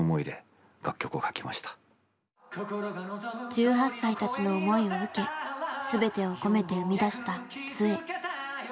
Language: Japanese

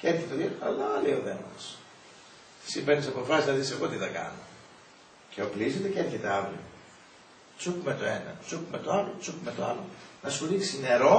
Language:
Greek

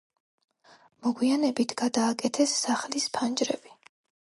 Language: Georgian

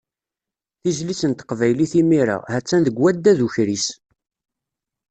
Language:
Kabyle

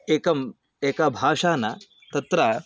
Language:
Sanskrit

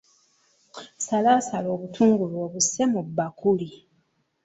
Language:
Ganda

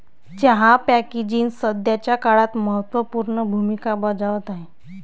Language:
Marathi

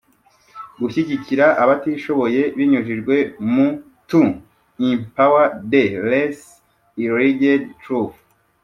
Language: Kinyarwanda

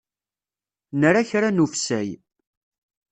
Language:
Kabyle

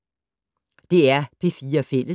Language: Danish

